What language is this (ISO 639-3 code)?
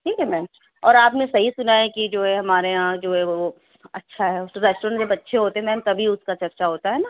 urd